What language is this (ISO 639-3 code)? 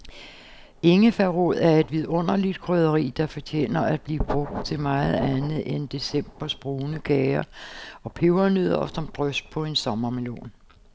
dan